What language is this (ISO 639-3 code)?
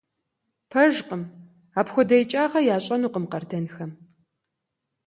kbd